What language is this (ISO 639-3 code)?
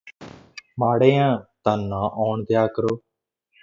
pan